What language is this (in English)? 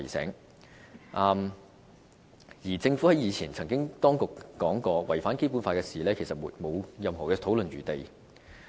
Cantonese